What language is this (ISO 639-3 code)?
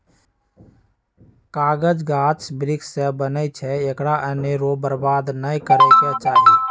mag